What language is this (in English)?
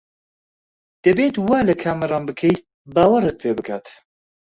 Central Kurdish